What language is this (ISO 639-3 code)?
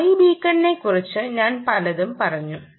mal